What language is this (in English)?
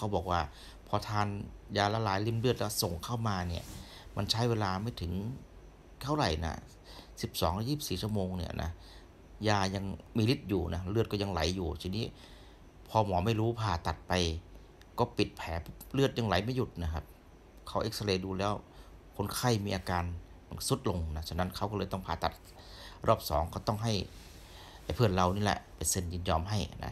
Thai